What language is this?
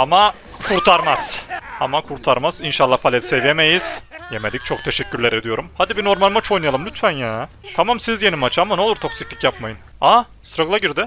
Turkish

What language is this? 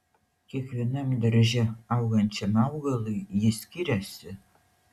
Lithuanian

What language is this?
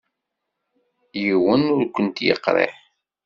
Kabyle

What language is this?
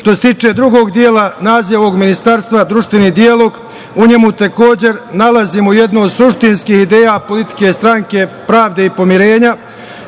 Serbian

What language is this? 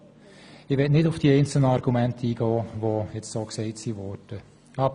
Swiss German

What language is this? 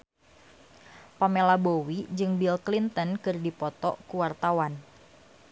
Sundanese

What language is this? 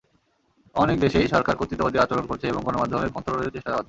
Bangla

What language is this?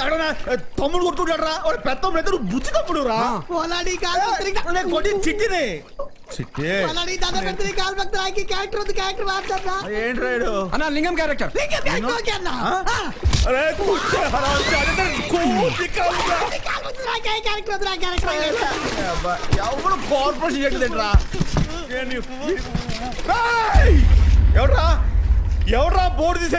Telugu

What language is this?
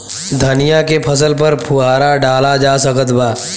Bhojpuri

